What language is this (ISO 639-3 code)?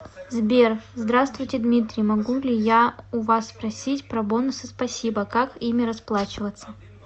rus